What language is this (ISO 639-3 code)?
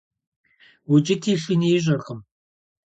kbd